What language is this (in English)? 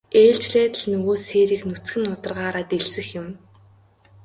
Mongolian